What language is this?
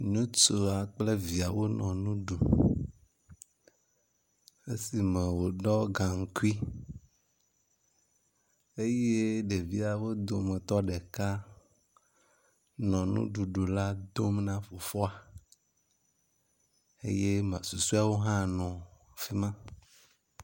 Ewe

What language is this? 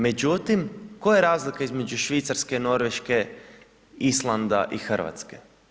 Croatian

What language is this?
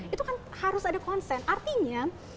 Indonesian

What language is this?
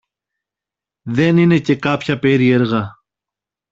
Greek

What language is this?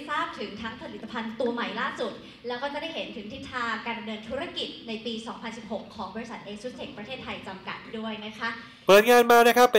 Thai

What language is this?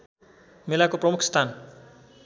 Nepali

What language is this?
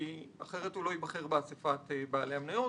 Hebrew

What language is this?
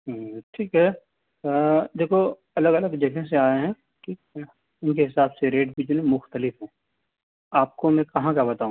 Urdu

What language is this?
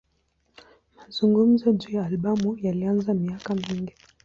Swahili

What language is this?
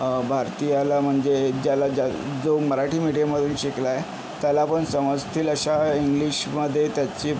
Marathi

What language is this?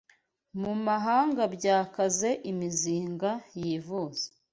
Kinyarwanda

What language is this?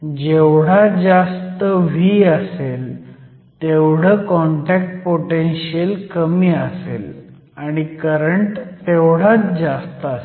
Marathi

